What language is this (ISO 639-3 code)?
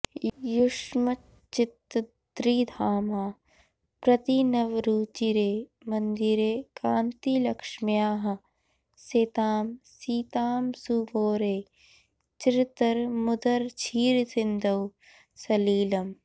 san